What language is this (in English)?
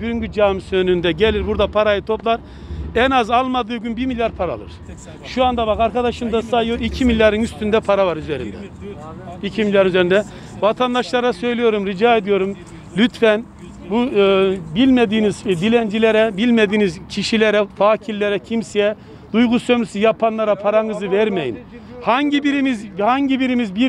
Turkish